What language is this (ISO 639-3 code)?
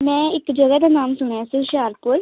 pan